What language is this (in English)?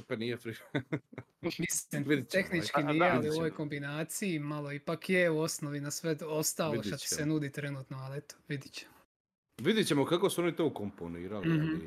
Croatian